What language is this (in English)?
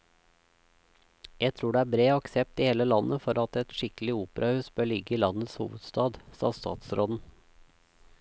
Norwegian